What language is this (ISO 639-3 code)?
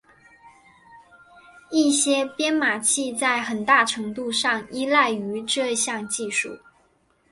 zho